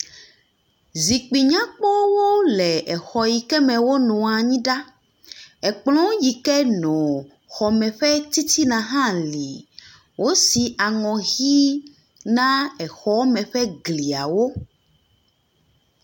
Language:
Ewe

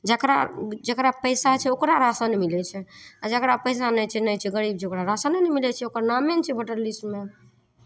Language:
Maithili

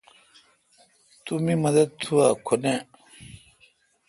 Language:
Kalkoti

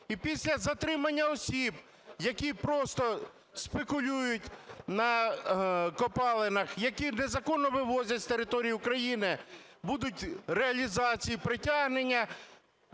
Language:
Ukrainian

